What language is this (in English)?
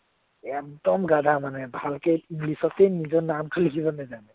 Assamese